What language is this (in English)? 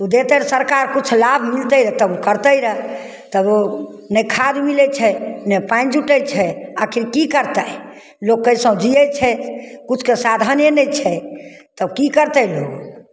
Maithili